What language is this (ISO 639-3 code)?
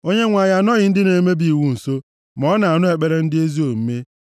ibo